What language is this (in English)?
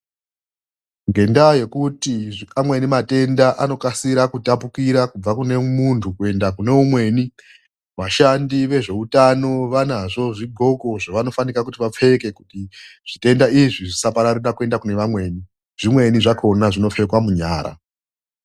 Ndau